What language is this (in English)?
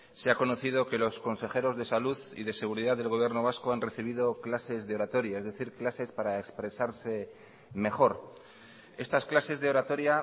Spanish